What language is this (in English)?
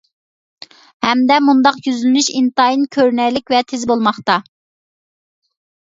Uyghur